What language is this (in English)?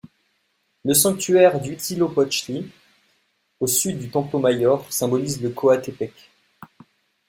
French